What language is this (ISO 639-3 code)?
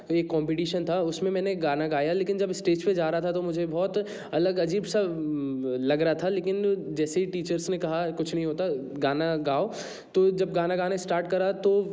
hin